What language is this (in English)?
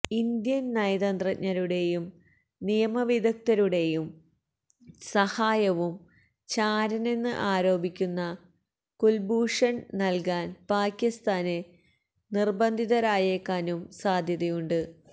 Malayalam